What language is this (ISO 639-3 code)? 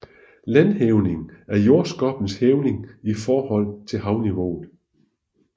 dan